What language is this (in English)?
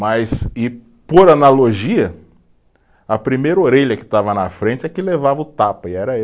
Portuguese